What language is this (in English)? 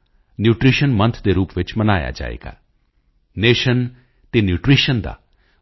Punjabi